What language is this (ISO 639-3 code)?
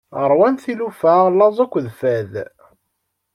kab